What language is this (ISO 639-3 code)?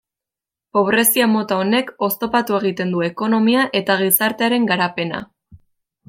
eus